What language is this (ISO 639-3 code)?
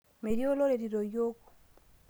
mas